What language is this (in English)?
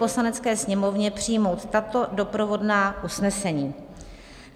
Czech